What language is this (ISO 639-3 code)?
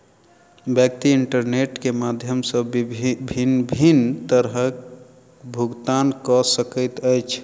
mai